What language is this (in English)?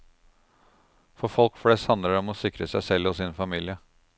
Norwegian